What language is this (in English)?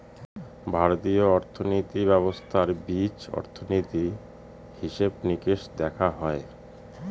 Bangla